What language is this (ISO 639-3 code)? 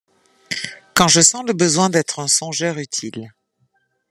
fra